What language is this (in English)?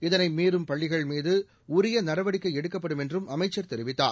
Tamil